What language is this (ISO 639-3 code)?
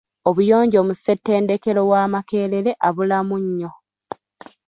lug